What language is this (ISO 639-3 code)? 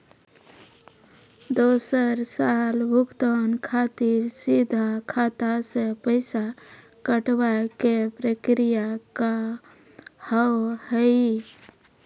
mai